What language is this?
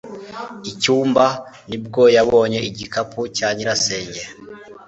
Kinyarwanda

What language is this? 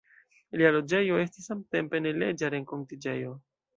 Esperanto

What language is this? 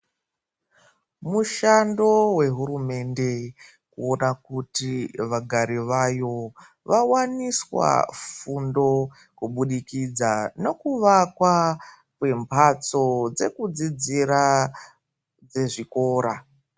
Ndau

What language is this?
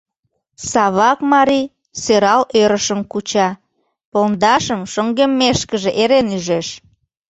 Mari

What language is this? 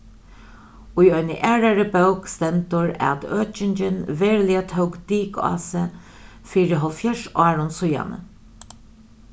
Faroese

